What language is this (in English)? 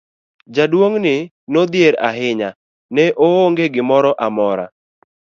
Luo (Kenya and Tanzania)